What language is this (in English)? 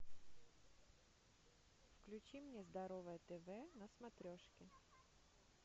Russian